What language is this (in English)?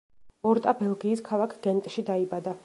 Georgian